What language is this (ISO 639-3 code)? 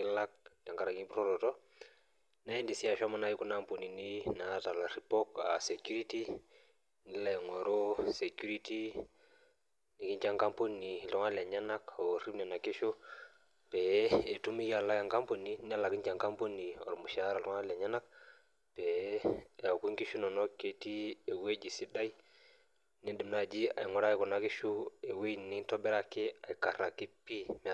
mas